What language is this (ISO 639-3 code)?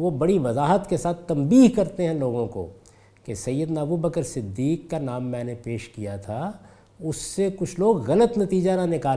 urd